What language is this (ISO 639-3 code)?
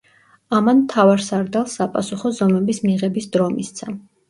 kat